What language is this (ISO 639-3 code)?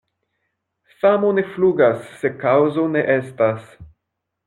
epo